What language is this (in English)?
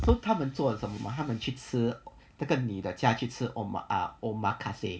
English